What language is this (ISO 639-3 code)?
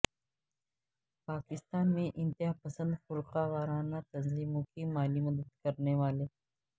urd